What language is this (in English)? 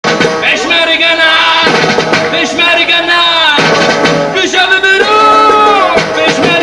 Kurdish